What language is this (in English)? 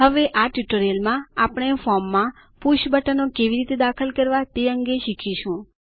Gujarati